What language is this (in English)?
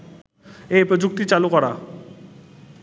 Bangla